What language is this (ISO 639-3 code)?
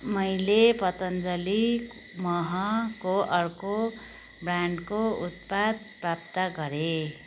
nep